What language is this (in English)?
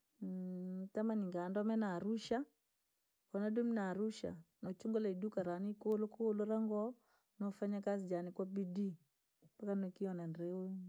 Langi